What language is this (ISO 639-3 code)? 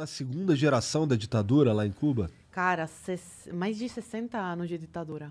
por